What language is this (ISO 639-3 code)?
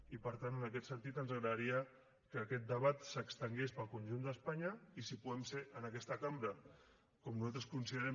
cat